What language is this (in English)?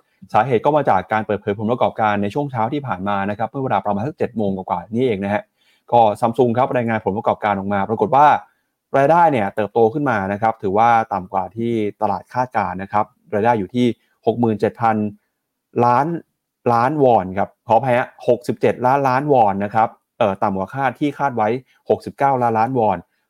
Thai